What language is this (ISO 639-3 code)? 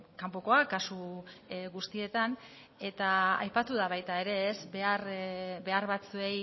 eus